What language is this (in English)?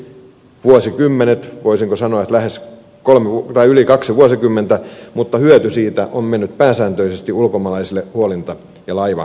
Finnish